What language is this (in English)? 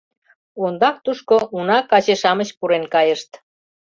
Mari